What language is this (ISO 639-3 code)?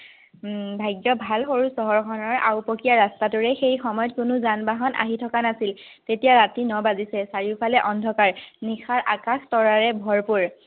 asm